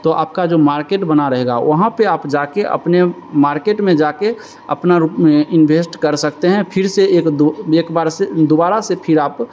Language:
Hindi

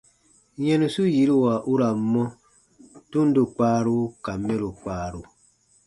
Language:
Baatonum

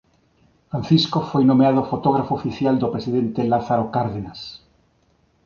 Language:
Galician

